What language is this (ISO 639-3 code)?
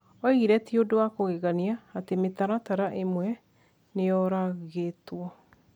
kik